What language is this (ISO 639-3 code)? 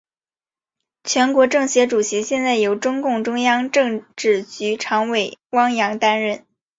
zho